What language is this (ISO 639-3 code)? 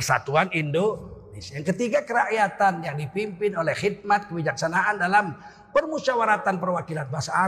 ind